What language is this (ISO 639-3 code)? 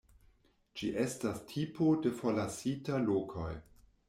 epo